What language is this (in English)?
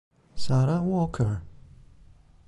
Italian